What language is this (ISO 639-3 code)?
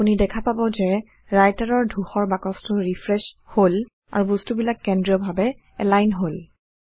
asm